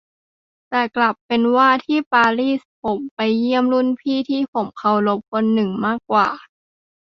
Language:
Thai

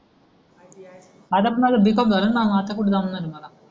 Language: Marathi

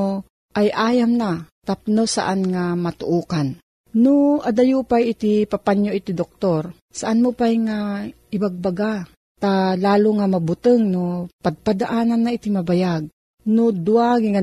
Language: Filipino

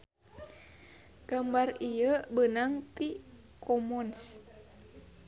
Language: Sundanese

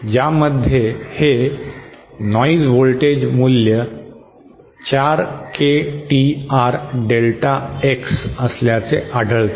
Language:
Marathi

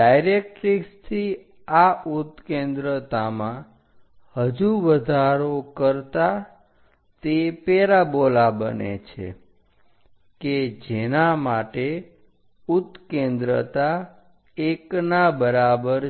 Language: Gujarati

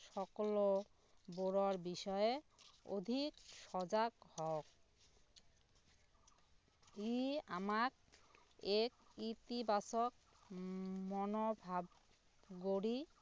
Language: Assamese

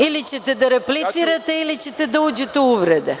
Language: Serbian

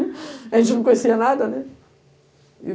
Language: Portuguese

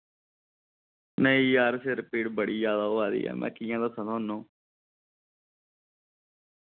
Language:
Dogri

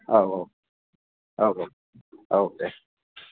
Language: Bodo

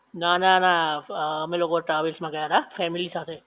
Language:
Gujarati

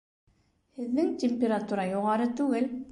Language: Bashkir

